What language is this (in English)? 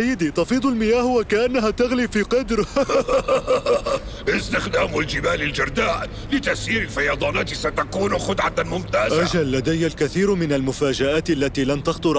Arabic